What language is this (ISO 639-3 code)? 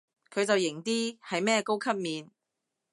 yue